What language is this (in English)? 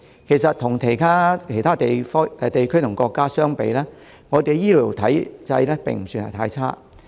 Cantonese